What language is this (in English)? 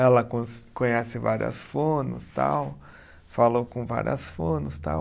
Portuguese